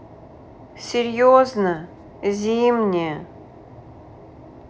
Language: Russian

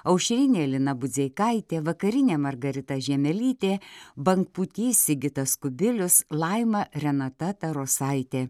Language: Lithuanian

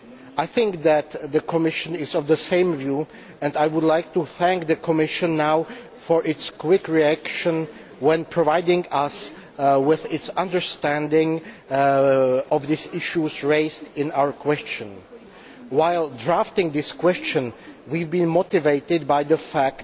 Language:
English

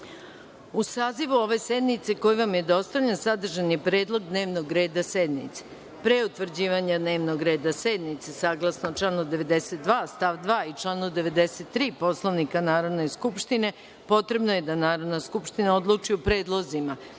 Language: Serbian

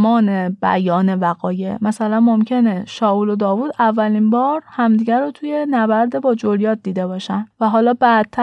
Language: Persian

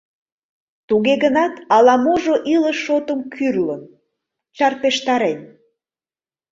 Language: Mari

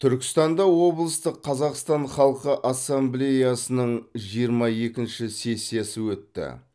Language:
Kazakh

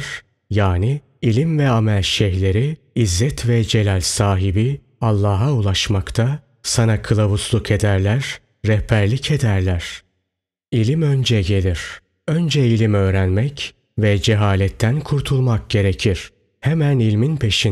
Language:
Turkish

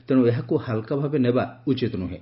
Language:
Odia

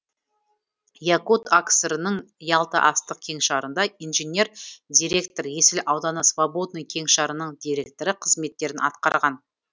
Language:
Kazakh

